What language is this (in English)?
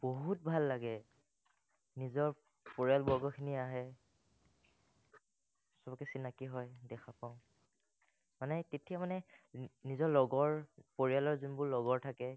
Assamese